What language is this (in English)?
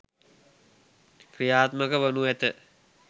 Sinhala